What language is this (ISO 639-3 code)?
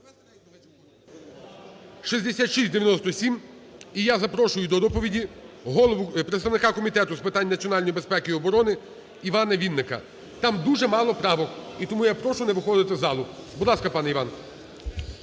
ukr